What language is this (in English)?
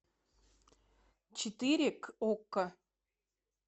Russian